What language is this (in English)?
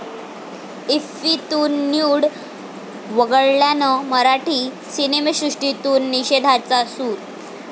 Marathi